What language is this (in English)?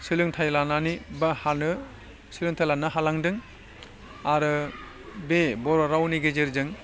Bodo